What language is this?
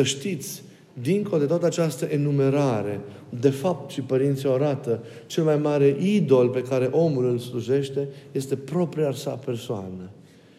Romanian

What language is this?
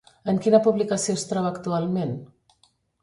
Catalan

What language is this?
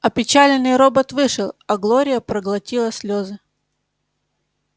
Russian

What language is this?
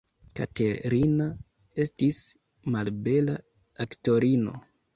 Esperanto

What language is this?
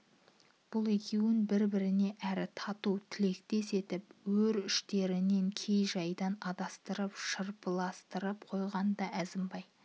Kazakh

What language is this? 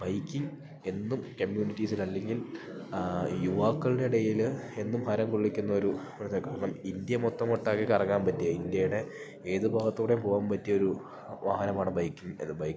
Malayalam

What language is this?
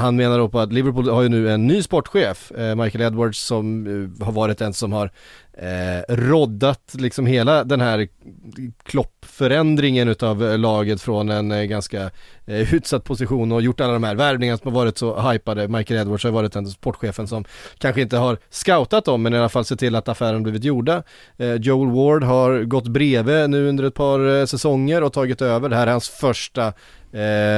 Swedish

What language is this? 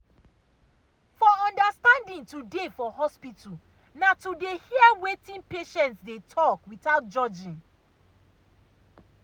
Nigerian Pidgin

